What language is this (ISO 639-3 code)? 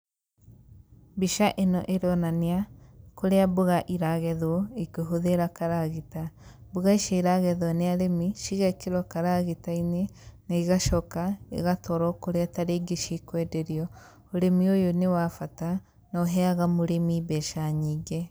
kik